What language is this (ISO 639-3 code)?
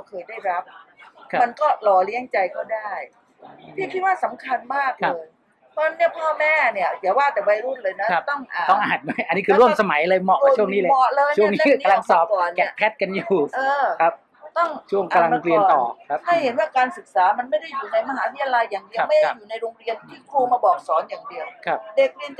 tha